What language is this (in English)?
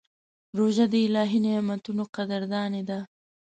Pashto